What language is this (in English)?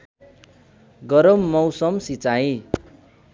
Nepali